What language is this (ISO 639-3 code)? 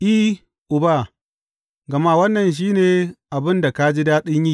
hau